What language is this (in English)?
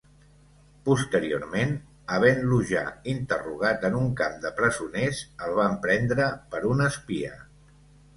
Catalan